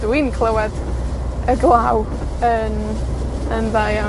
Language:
Welsh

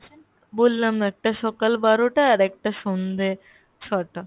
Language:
Bangla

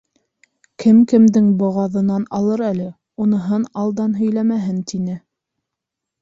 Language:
Bashkir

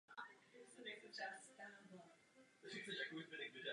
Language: Czech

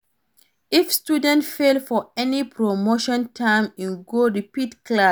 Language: Nigerian Pidgin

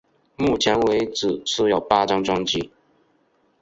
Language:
Chinese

